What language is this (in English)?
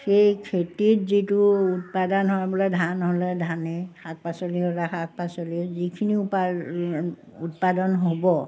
Assamese